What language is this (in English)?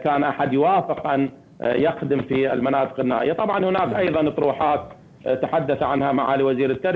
Arabic